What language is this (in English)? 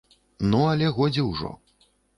Belarusian